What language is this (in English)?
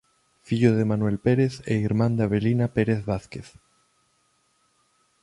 Galician